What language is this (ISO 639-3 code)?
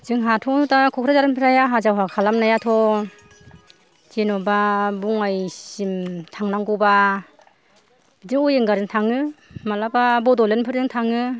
brx